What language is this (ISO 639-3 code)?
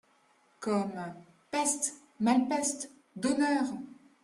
fra